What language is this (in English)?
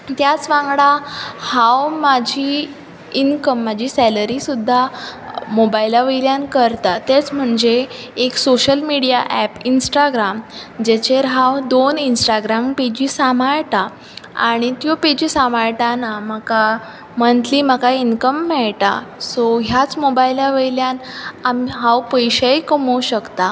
Konkani